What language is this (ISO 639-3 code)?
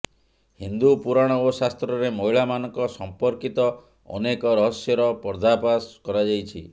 ori